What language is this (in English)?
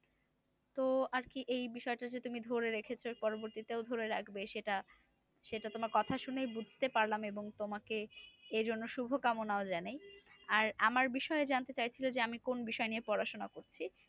Bangla